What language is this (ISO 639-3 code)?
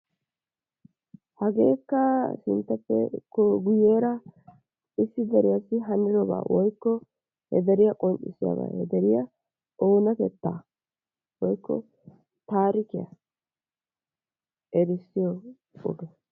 wal